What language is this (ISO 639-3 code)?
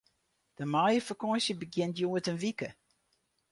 fry